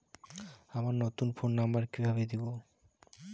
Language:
Bangla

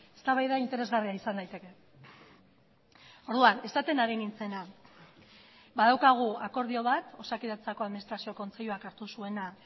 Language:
Basque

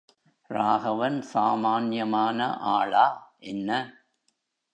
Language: Tamil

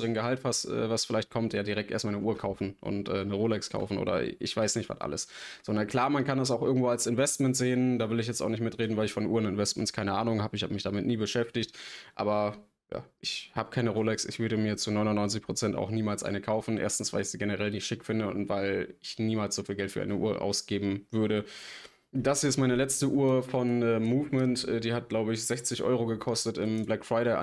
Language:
German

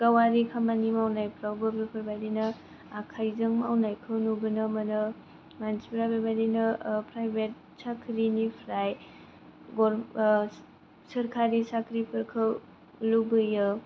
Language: Bodo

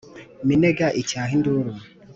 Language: Kinyarwanda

